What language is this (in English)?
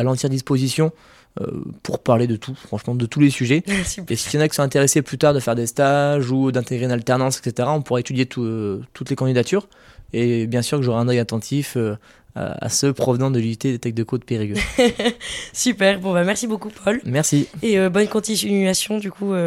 French